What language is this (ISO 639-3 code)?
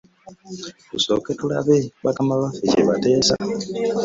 lug